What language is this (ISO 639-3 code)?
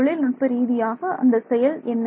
tam